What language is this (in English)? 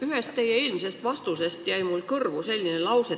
Estonian